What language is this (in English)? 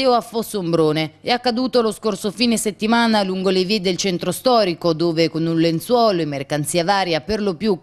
Italian